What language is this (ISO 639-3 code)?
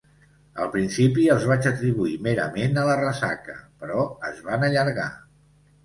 cat